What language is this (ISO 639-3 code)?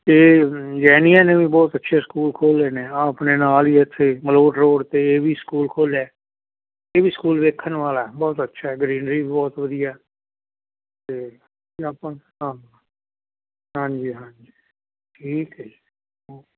pan